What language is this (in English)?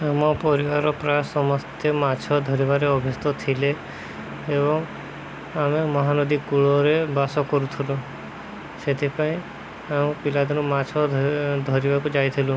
Odia